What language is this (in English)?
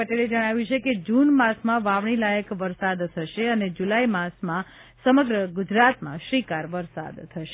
Gujarati